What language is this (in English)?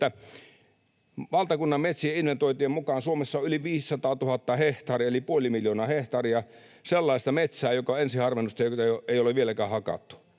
Finnish